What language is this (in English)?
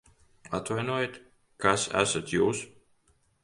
Latvian